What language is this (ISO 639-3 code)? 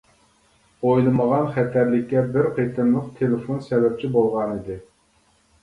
uig